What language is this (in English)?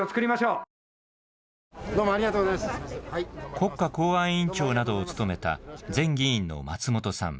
Japanese